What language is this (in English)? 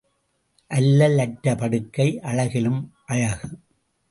Tamil